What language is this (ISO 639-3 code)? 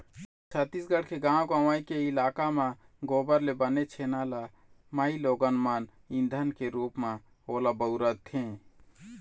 hne